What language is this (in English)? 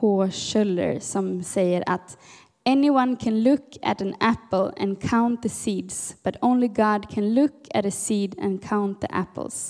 Swedish